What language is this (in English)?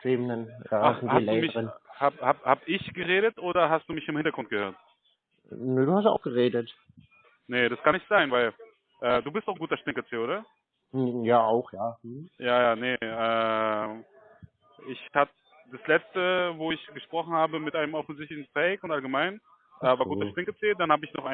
German